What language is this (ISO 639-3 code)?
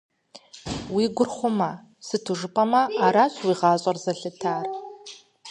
kbd